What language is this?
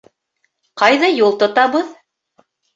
Bashkir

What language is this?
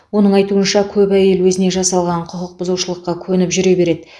Kazakh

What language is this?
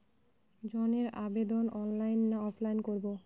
Bangla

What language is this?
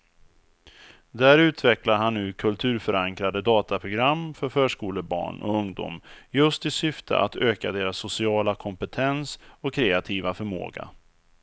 Swedish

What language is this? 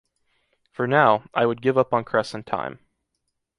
English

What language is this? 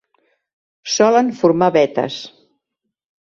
Catalan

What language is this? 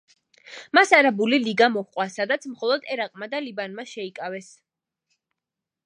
Georgian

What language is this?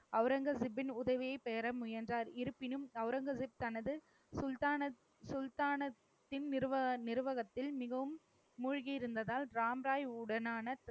Tamil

